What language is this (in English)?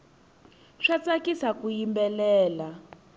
Tsonga